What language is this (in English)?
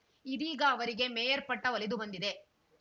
Kannada